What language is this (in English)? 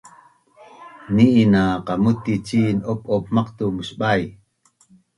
Bunun